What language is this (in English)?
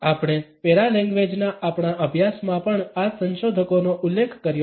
Gujarati